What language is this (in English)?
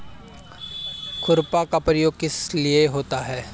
Hindi